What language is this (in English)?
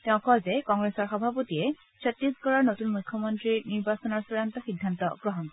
Assamese